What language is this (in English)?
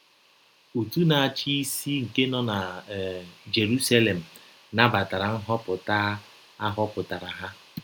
Igbo